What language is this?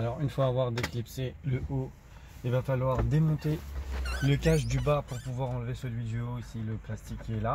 French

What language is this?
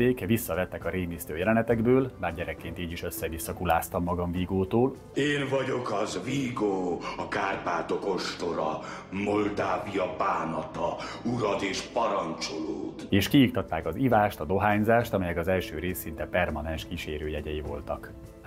Hungarian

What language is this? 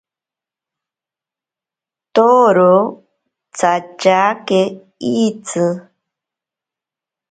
Ashéninka Perené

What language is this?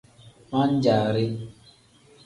Tem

